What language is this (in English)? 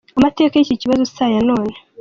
Kinyarwanda